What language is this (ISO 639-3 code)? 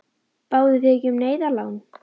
isl